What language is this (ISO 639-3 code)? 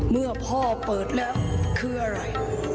tha